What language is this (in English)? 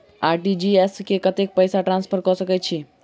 Maithili